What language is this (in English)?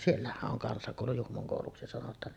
Finnish